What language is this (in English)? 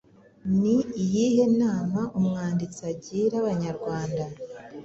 Kinyarwanda